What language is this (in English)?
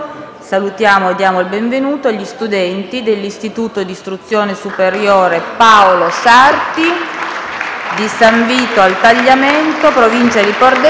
Italian